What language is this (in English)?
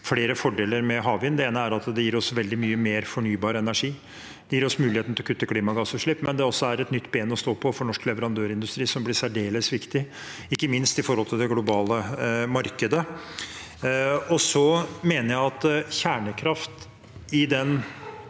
Norwegian